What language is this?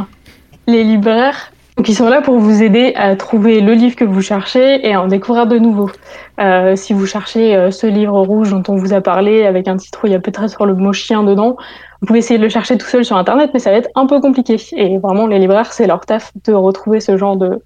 French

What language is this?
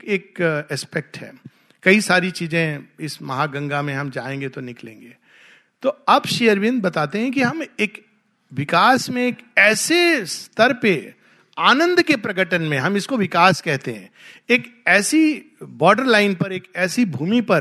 Hindi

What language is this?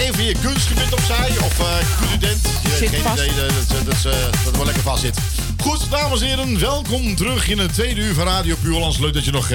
Dutch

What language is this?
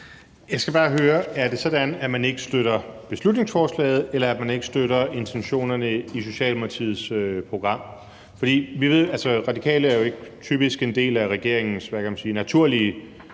Danish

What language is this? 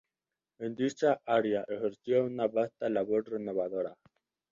Spanish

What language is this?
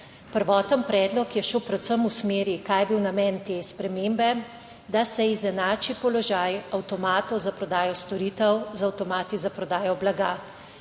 Slovenian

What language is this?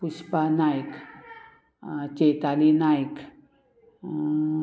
Konkani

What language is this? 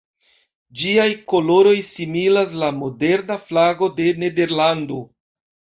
Esperanto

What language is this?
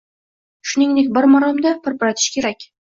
Uzbek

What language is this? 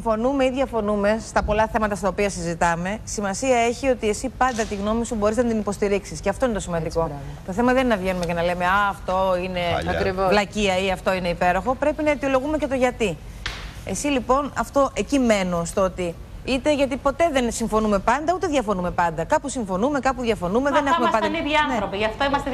Greek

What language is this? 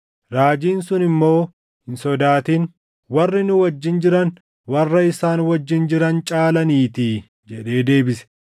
Oromo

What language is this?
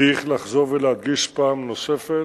Hebrew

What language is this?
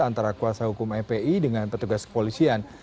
Indonesian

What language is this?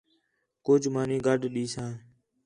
Khetrani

